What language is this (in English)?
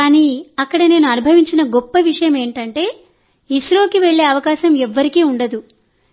Telugu